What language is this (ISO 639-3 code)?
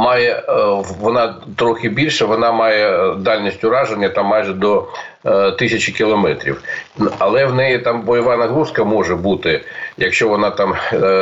ukr